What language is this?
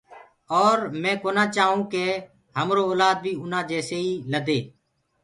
Gurgula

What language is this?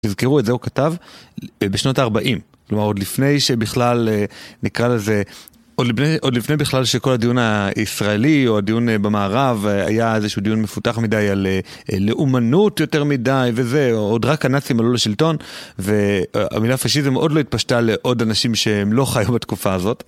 Hebrew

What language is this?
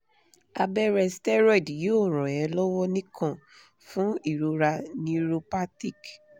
Yoruba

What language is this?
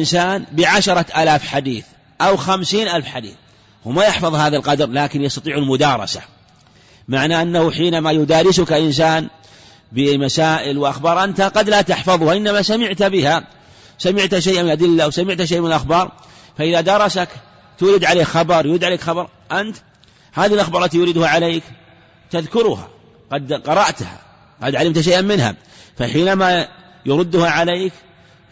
Arabic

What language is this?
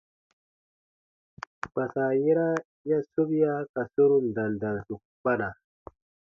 Baatonum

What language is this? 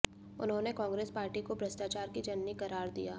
Hindi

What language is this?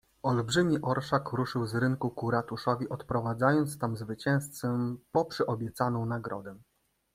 Polish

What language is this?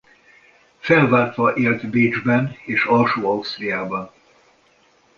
Hungarian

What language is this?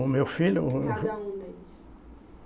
Portuguese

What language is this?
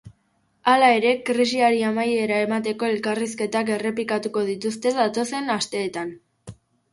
Basque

